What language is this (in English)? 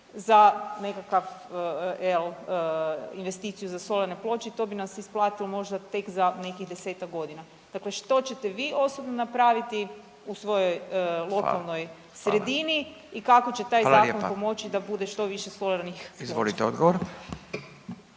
Croatian